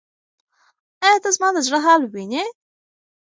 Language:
Pashto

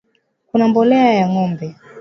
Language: Swahili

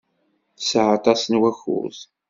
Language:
Kabyle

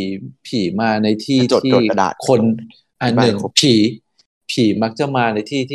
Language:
Thai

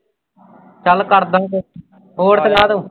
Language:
Punjabi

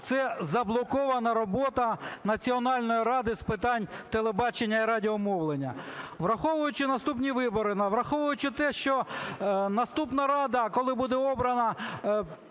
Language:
Ukrainian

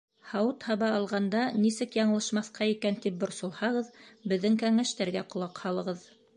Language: Bashkir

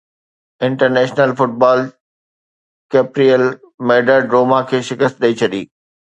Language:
Sindhi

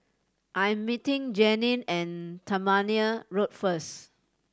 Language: English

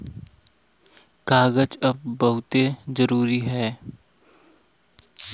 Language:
Bhojpuri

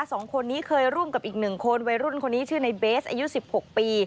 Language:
Thai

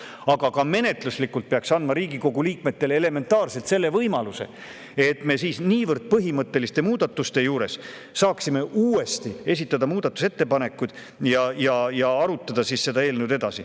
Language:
Estonian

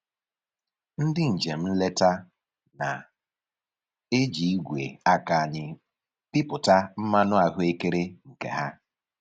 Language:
Igbo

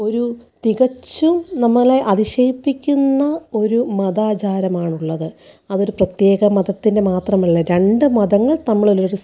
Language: Malayalam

